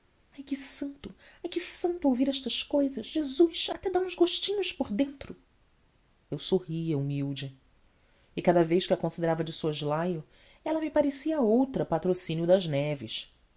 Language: Portuguese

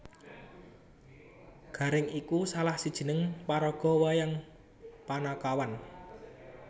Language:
Javanese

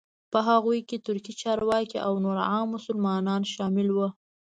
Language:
Pashto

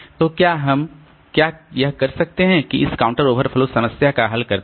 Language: Hindi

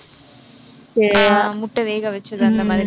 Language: Tamil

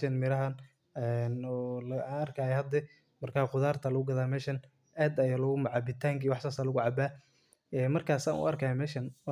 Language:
Somali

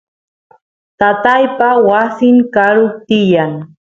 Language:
Santiago del Estero Quichua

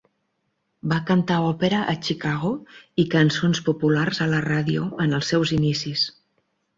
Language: Catalan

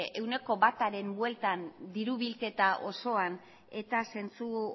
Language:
Basque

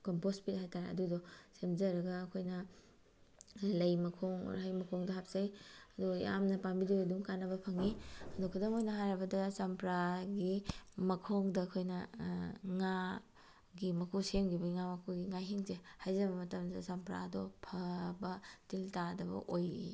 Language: Manipuri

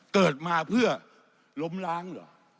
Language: Thai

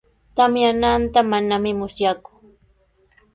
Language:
Sihuas Ancash Quechua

